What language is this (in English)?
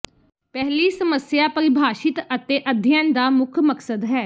Punjabi